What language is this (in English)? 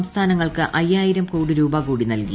Malayalam